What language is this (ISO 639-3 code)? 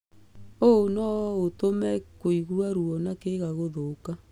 kik